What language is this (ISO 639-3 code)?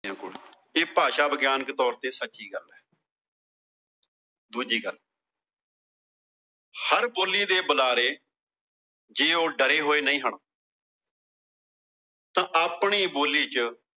pan